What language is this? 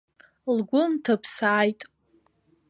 Abkhazian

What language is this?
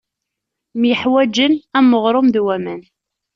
Kabyle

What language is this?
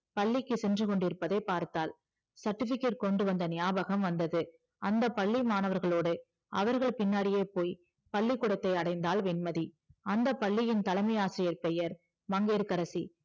Tamil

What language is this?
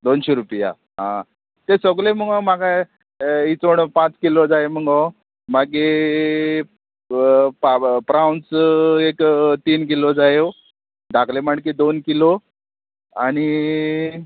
Konkani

